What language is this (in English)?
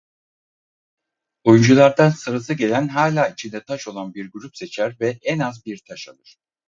Turkish